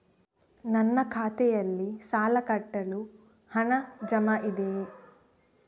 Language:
Kannada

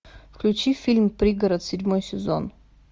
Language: Russian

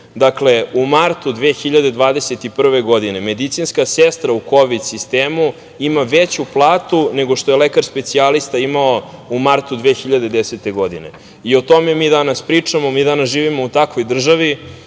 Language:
Serbian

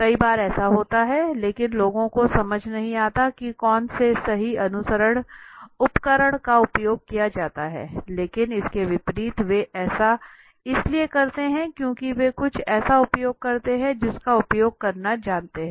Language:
Hindi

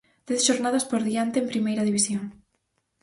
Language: Galician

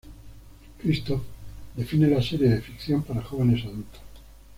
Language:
Spanish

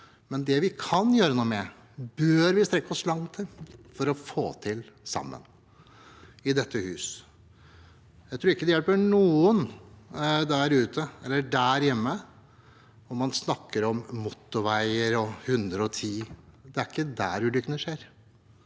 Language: Norwegian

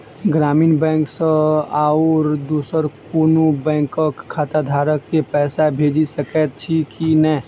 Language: Maithili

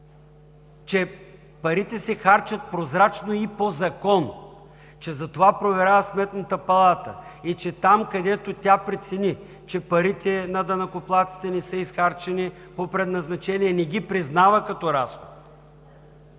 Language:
Bulgarian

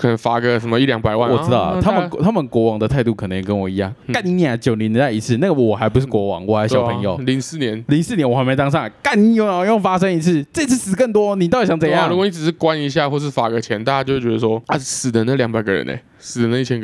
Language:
Chinese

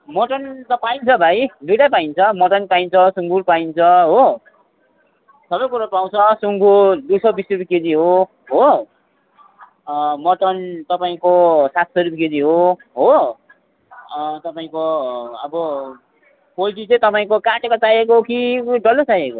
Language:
Nepali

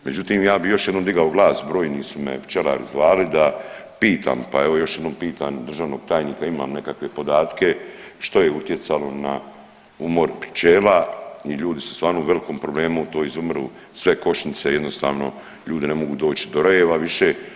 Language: Croatian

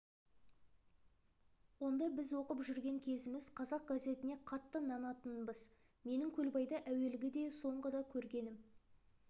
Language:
Kazakh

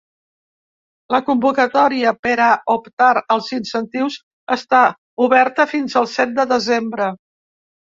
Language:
Catalan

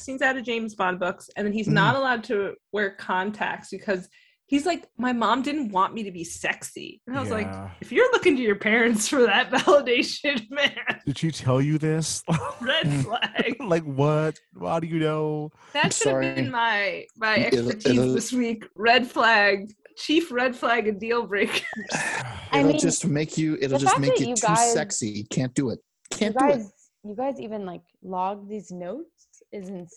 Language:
English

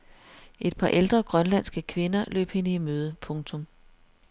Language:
Danish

